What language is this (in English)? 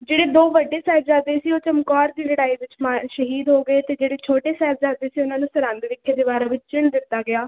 Punjabi